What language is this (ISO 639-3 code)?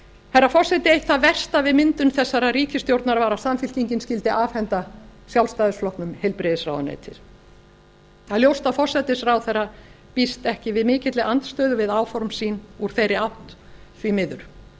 isl